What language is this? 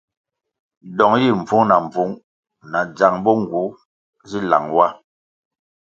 Kwasio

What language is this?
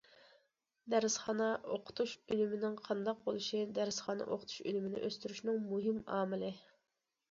Uyghur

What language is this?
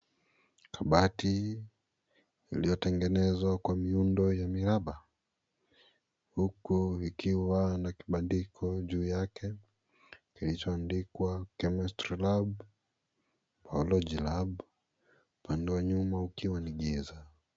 Swahili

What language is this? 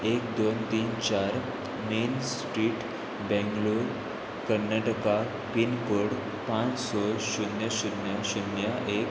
Konkani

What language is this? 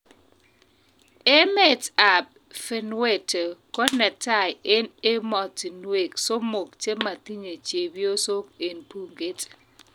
Kalenjin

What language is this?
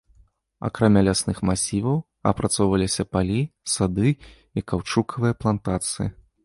Belarusian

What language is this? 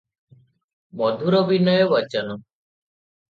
Odia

